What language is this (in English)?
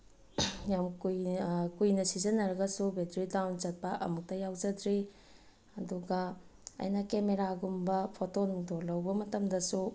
Manipuri